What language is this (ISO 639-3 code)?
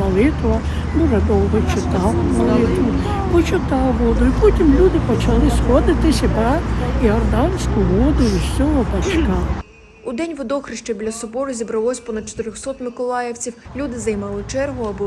ukr